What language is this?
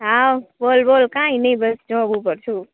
Gujarati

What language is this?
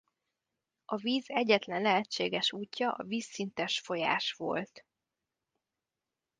Hungarian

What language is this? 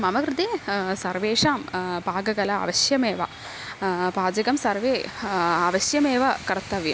Sanskrit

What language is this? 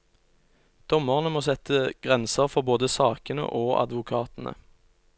Norwegian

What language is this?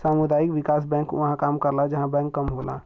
Bhojpuri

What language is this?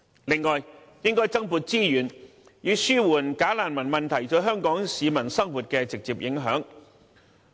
Cantonese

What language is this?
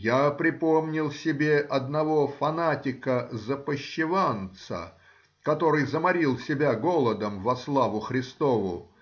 Russian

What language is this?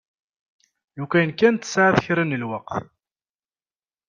Kabyle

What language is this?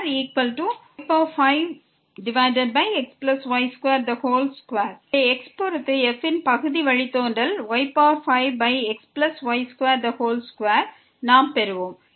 Tamil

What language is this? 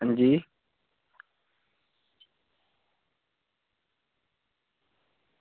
Dogri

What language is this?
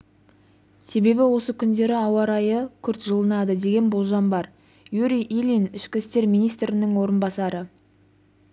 Kazakh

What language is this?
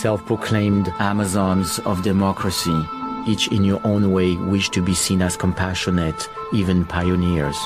Swedish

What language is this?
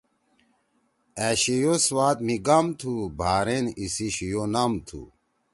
Torwali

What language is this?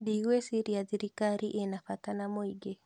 Kikuyu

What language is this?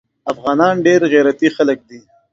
Pashto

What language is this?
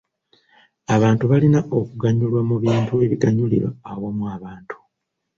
Ganda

